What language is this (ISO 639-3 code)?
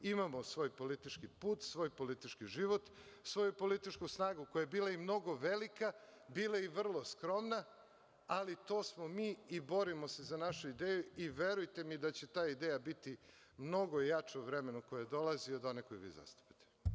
srp